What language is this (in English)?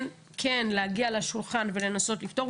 Hebrew